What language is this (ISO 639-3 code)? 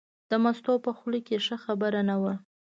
pus